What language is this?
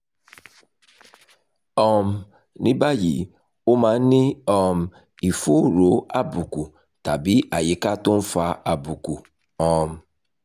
Yoruba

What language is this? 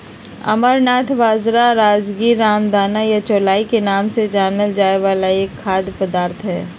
Magahi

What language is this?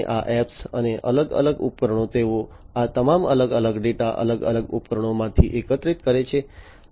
Gujarati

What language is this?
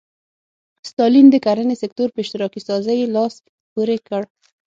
Pashto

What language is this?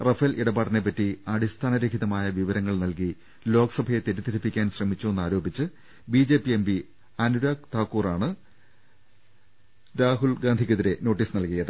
Malayalam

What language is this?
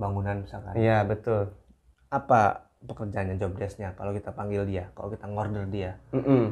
Indonesian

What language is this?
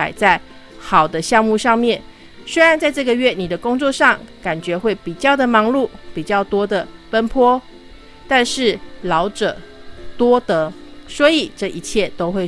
Chinese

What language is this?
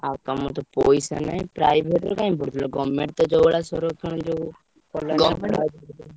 Odia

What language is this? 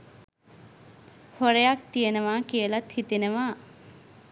Sinhala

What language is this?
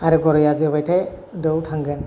Bodo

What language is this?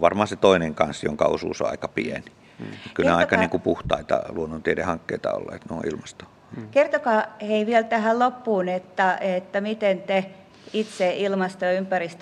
Finnish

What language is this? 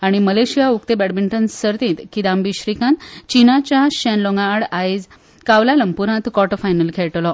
Konkani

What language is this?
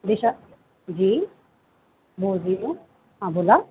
Marathi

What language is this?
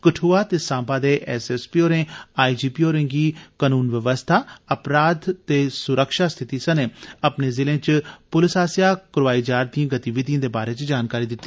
Dogri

